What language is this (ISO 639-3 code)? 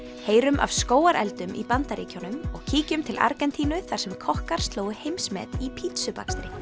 isl